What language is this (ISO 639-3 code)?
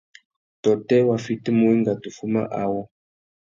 bag